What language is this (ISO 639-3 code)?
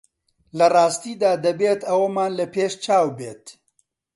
ckb